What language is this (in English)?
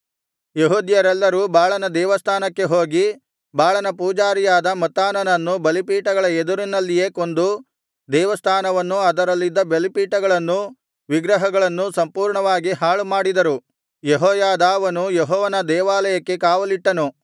Kannada